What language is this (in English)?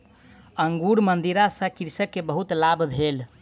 Maithili